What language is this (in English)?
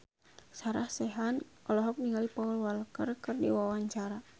Sundanese